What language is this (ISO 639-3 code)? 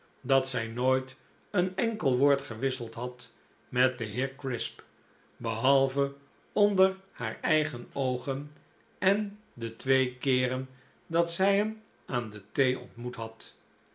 nld